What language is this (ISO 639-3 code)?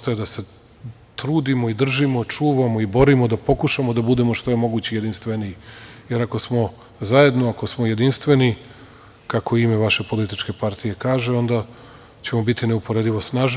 srp